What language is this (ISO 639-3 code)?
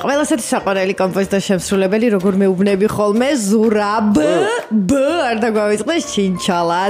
ron